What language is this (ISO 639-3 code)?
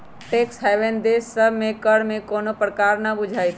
mag